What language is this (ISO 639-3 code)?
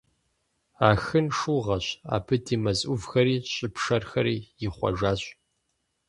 kbd